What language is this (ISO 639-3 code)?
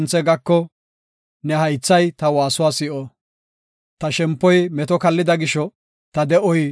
gof